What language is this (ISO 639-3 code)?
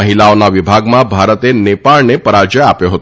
guj